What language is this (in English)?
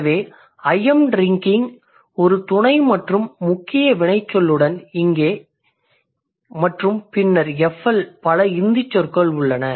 Tamil